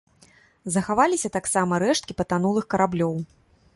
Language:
Belarusian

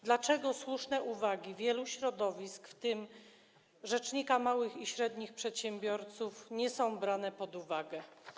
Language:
Polish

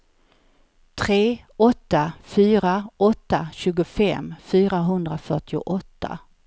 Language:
Swedish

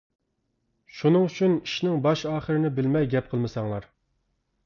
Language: Uyghur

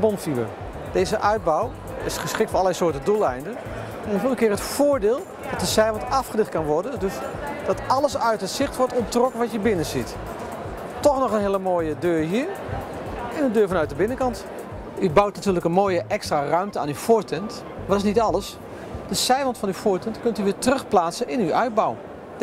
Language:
Dutch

